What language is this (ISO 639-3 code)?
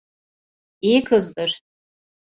tur